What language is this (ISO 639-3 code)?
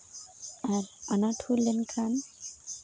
sat